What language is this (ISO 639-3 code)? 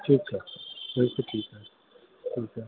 snd